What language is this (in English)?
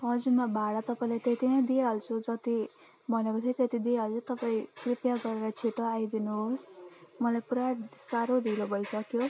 Nepali